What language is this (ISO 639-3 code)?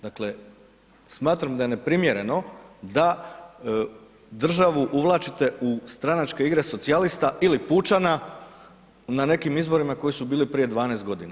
hrv